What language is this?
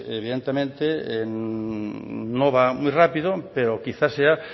Spanish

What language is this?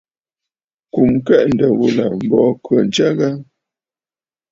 Bafut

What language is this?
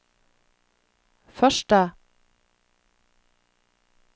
Norwegian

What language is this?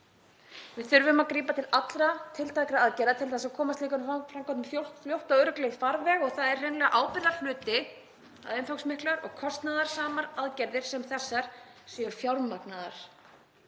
Icelandic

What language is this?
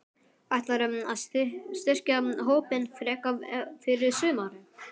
Icelandic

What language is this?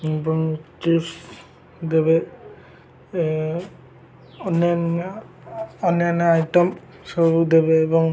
Odia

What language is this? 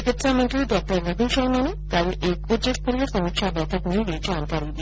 Hindi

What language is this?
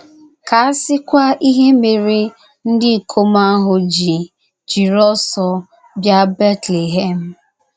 Igbo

